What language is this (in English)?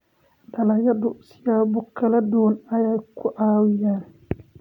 Somali